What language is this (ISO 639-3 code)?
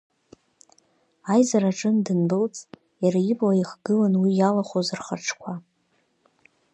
abk